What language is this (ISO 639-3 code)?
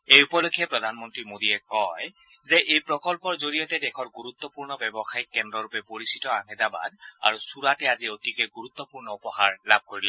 asm